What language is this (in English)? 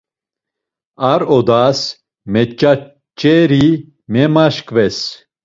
Laz